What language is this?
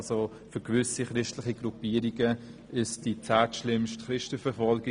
Swiss German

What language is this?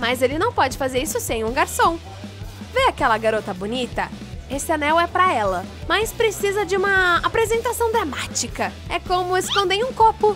Portuguese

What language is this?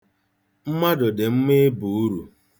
Igbo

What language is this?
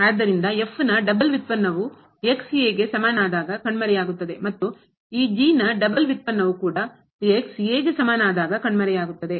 Kannada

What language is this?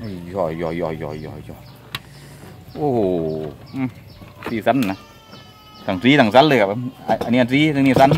Thai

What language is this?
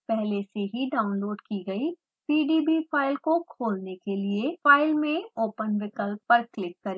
Hindi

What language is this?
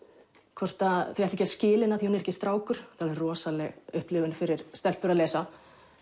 Icelandic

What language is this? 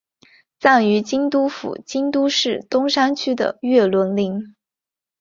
Chinese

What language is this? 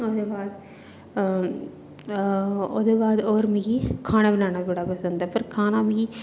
Dogri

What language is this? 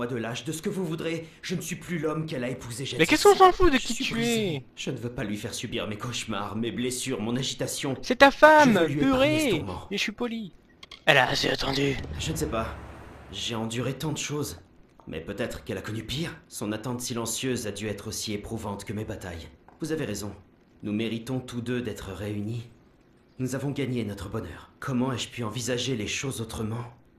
French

